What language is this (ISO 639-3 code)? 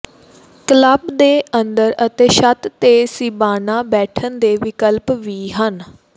pan